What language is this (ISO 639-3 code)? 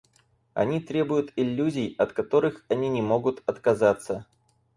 rus